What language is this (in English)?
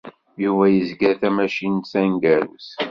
Kabyle